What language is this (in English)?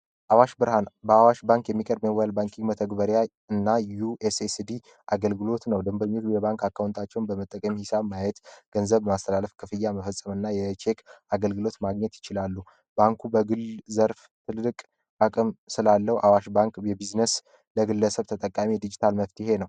Amharic